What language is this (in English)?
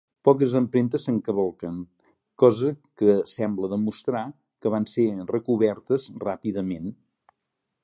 Catalan